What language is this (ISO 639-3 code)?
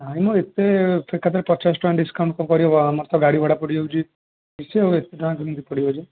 ori